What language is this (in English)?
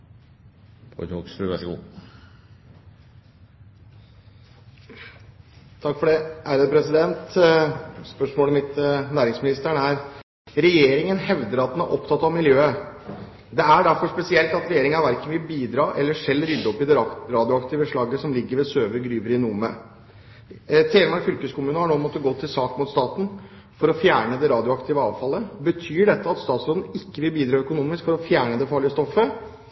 Norwegian Bokmål